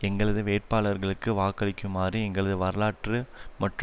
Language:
Tamil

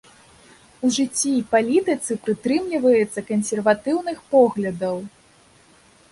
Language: Belarusian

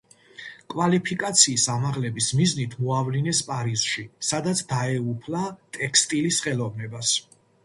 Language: Georgian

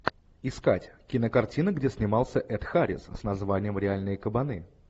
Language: Russian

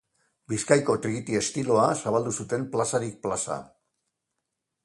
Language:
Basque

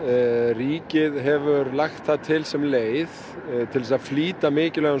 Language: Icelandic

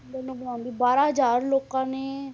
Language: Punjabi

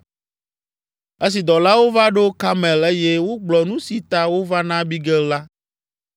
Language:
Ewe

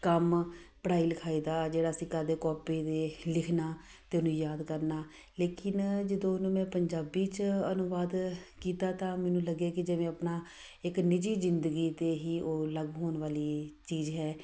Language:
Punjabi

